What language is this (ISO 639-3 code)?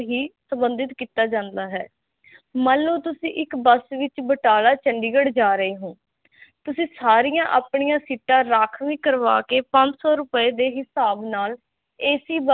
pan